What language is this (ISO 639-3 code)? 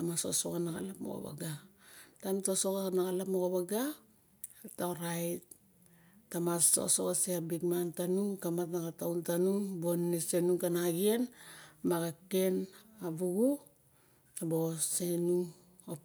bjk